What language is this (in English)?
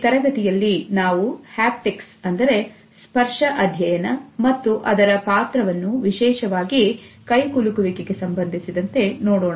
Kannada